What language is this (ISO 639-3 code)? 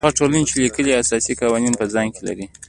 pus